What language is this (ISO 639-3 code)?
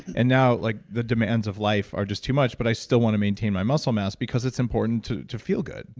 eng